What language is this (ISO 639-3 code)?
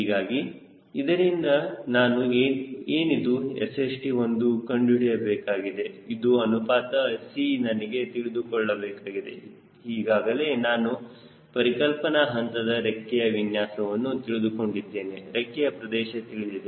kan